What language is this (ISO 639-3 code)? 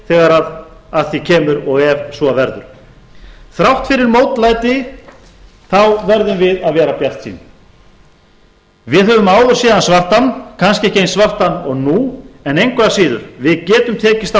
isl